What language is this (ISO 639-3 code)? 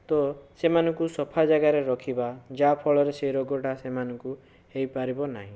ori